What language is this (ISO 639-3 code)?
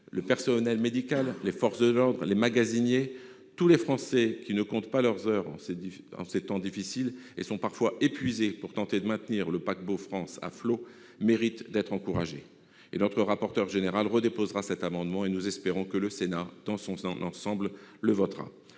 fra